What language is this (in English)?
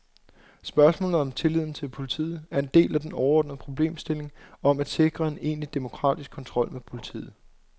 Danish